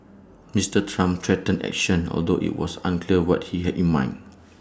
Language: English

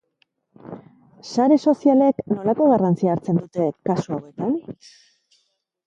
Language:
Basque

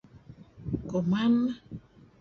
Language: Kelabit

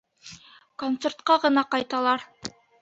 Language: Bashkir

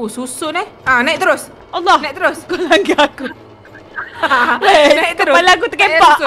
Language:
Malay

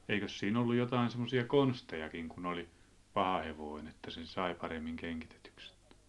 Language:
Finnish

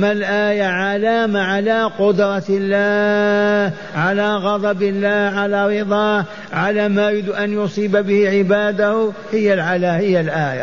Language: Arabic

